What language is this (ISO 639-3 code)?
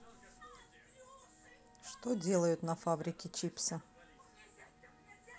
rus